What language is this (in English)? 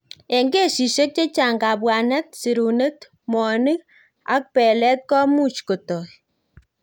Kalenjin